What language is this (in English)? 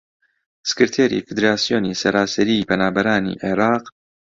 Central Kurdish